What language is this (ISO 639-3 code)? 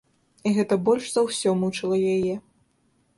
bel